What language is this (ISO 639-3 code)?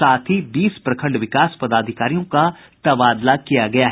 hin